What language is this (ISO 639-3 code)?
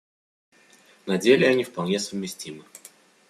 rus